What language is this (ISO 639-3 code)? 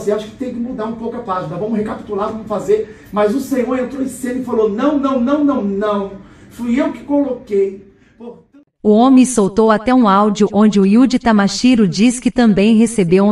por